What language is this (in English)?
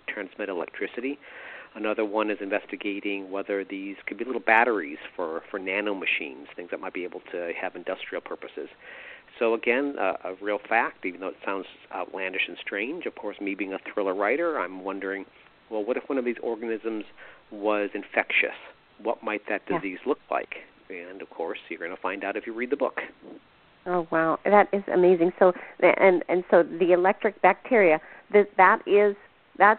English